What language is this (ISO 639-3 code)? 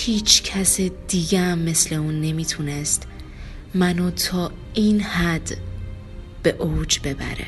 fas